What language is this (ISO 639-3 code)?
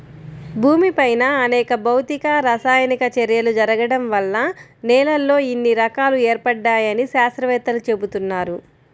tel